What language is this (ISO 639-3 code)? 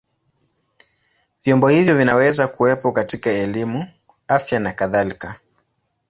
swa